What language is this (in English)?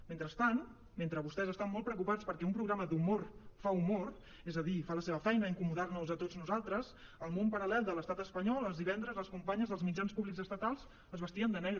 Catalan